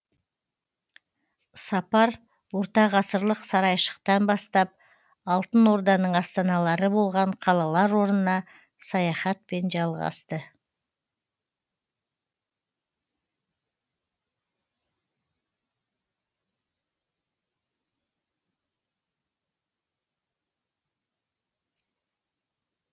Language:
Kazakh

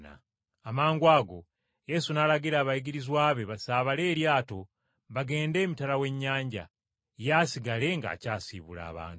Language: Ganda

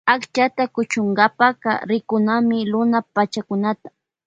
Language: Loja Highland Quichua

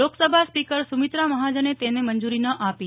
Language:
Gujarati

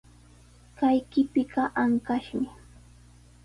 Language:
Sihuas Ancash Quechua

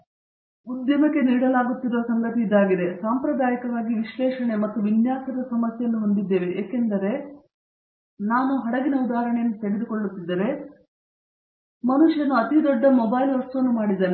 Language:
Kannada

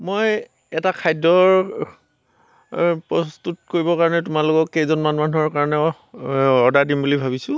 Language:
Assamese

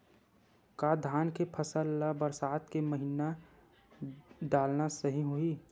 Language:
Chhattisgarhi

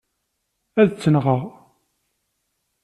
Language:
Kabyle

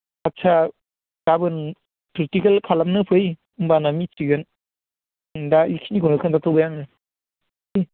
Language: Bodo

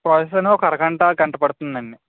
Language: Telugu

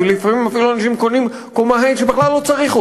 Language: Hebrew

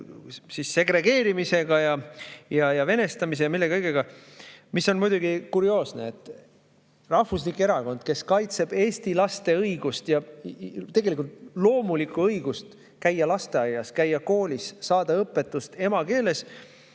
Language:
Estonian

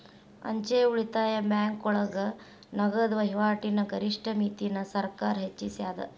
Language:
Kannada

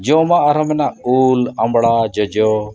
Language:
Santali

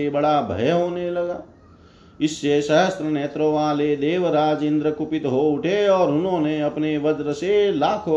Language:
Hindi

